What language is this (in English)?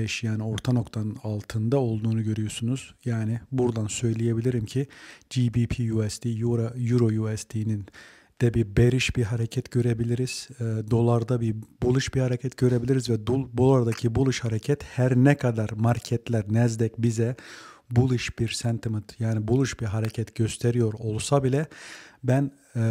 Turkish